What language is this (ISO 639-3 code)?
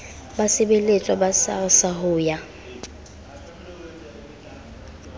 sot